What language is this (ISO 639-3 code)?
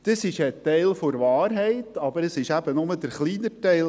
gsw